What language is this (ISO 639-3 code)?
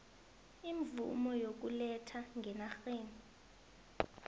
nbl